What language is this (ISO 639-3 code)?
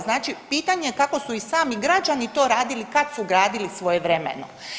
hrv